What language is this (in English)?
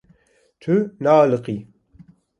Kurdish